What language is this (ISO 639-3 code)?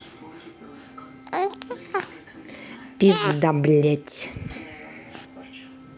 rus